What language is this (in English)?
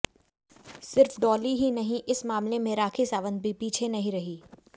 Hindi